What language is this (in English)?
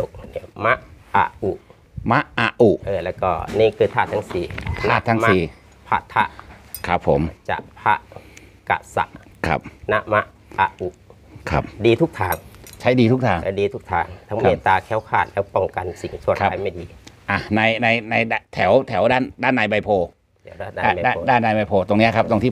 Thai